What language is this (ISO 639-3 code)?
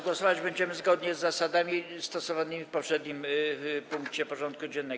pol